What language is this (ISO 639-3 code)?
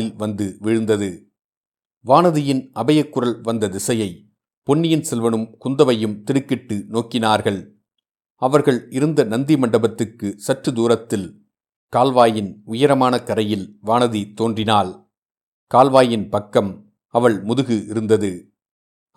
tam